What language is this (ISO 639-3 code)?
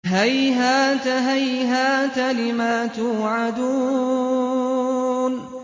ara